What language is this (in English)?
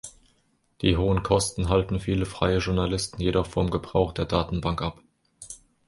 German